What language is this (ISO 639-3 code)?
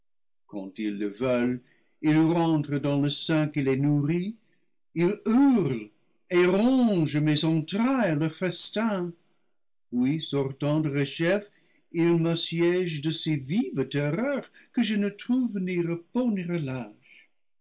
fra